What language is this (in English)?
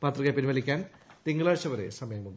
Malayalam